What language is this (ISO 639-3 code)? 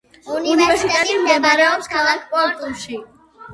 kat